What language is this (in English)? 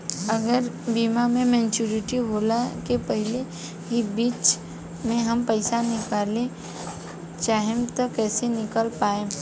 Bhojpuri